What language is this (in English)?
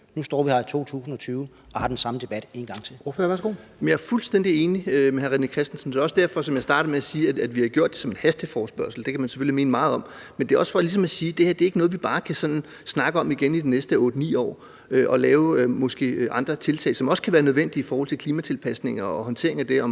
Danish